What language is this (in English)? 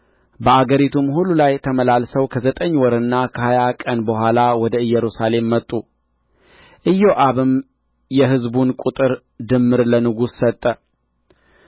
Amharic